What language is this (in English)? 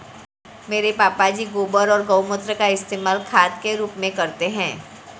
Hindi